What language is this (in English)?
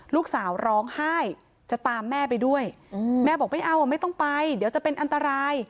Thai